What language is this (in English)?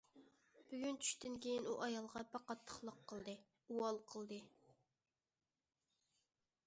Uyghur